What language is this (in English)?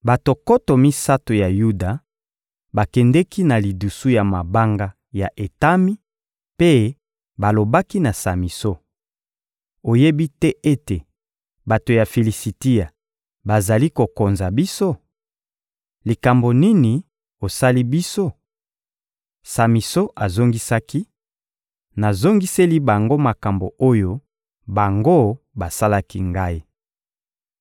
Lingala